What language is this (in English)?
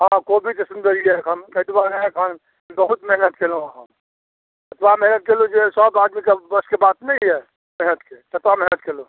Maithili